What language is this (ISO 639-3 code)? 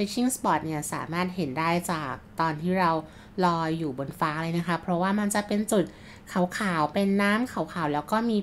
tha